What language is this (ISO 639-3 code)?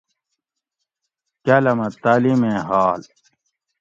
gwc